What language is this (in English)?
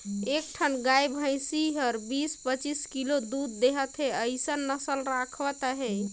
Chhattisgarhi